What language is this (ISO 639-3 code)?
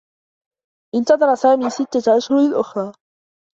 ara